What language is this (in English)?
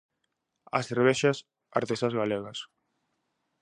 Galician